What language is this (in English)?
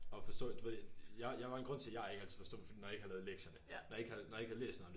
Danish